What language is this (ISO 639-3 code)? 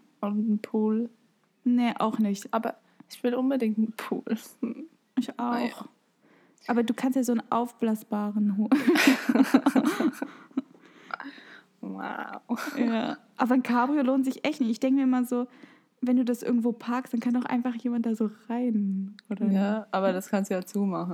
deu